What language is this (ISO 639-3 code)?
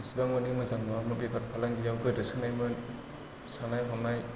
brx